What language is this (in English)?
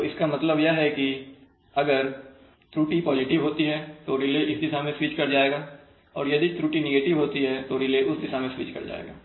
Hindi